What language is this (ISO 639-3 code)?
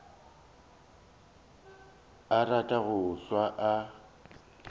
nso